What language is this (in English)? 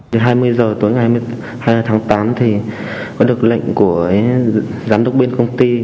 Vietnamese